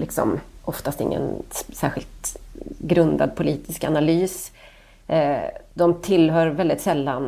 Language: Swedish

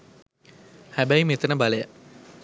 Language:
Sinhala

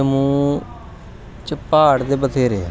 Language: Dogri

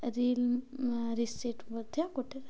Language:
Odia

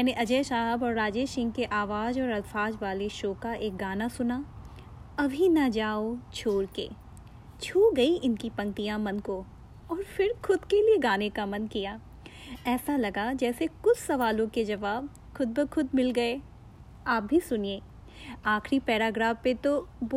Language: Hindi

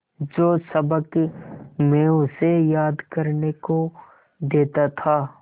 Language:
Hindi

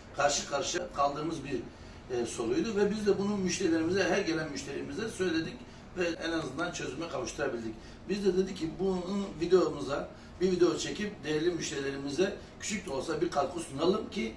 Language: Turkish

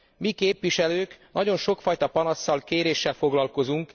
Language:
Hungarian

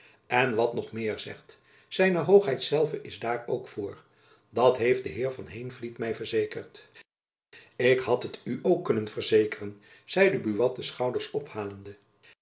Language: Dutch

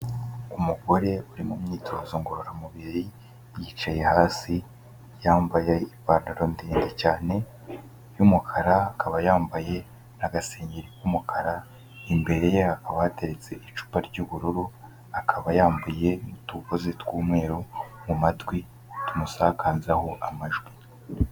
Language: Kinyarwanda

